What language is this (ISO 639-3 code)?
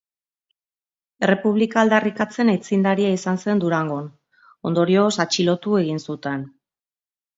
eus